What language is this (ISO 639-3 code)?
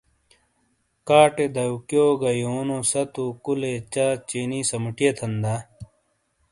scl